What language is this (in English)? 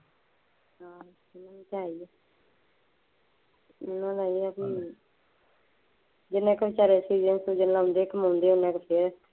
Punjabi